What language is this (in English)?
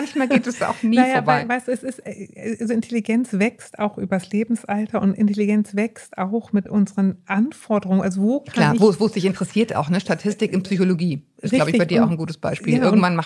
German